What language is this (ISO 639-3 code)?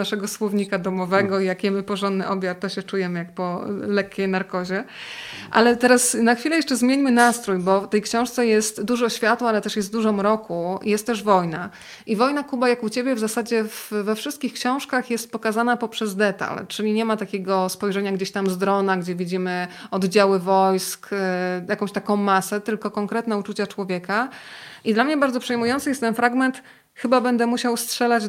pol